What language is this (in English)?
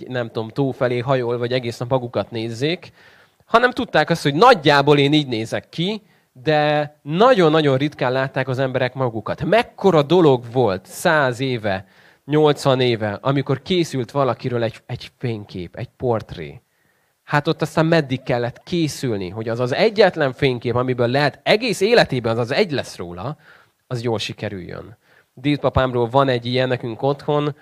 Hungarian